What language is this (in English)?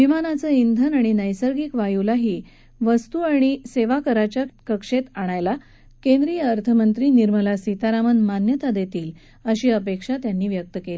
Marathi